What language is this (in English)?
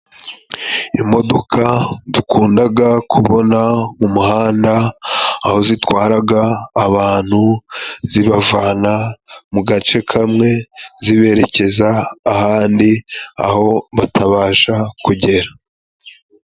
Kinyarwanda